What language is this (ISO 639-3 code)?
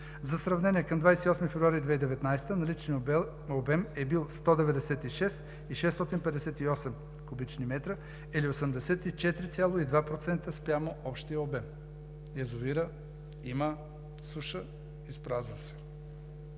bul